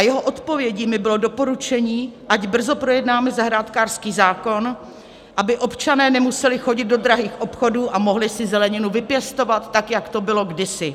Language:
Czech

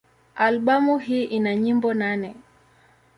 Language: Swahili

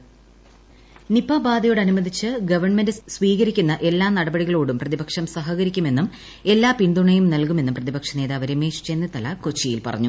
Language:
Malayalam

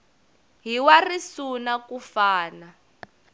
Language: Tsonga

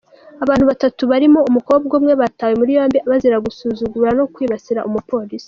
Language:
Kinyarwanda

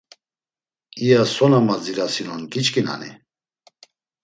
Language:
Laz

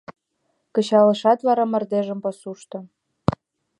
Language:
Mari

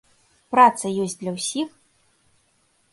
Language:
Belarusian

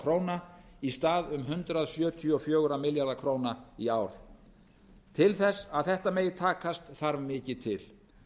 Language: Icelandic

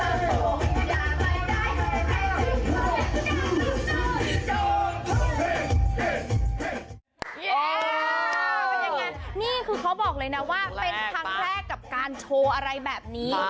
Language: Thai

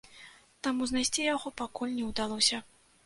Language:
Belarusian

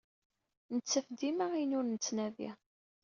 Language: Kabyle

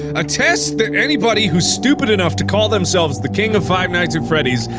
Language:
English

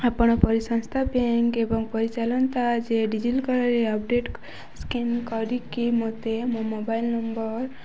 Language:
Odia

